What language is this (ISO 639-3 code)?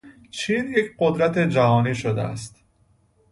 fas